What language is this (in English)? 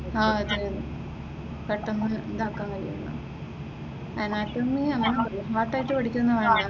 Malayalam